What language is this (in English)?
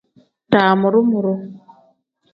Tem